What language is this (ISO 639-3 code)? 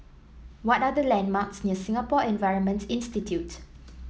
eng